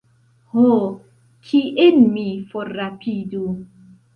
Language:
Esperanto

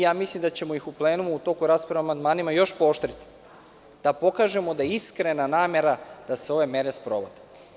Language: Serbian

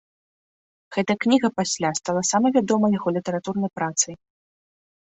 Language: Belarusian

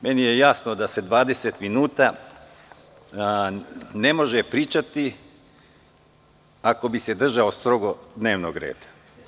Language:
Serbian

